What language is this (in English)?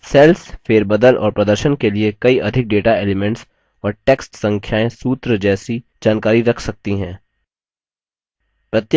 Hindi